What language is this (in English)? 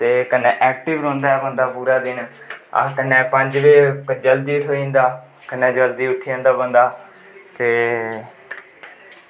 Dogri